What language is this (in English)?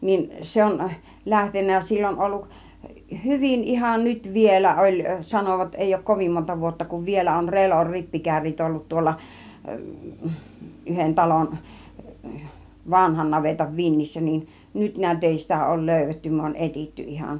Finnish